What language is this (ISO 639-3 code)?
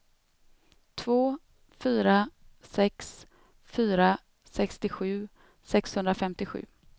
swe